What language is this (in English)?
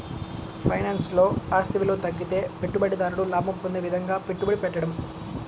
Telugu